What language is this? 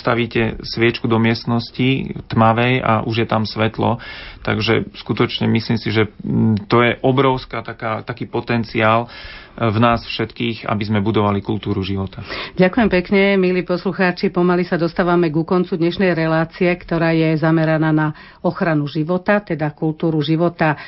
Slovak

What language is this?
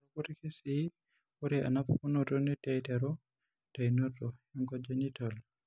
Masai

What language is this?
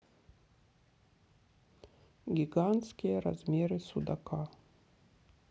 Russian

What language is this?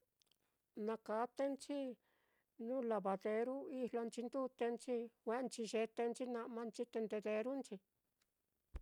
Mitlatongo Mixtec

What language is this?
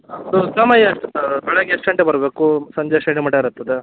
Kannada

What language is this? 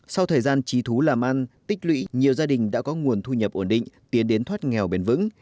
Vietnamese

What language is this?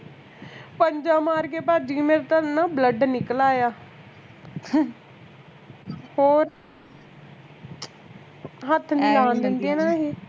Punjabi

